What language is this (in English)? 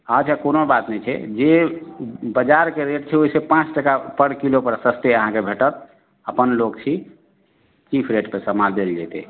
Maithili